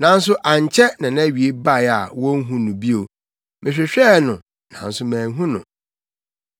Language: Akan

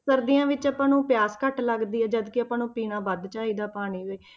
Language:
Punjabi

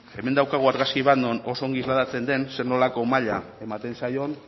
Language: Basque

